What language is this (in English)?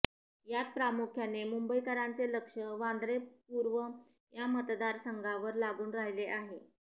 Marathi